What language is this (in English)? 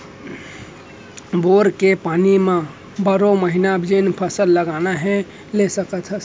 Chhattisgarhi